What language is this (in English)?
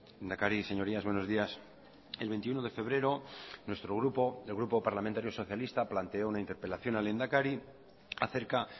Spanish